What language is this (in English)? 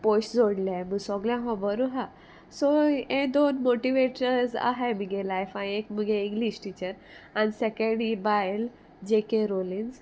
Konkani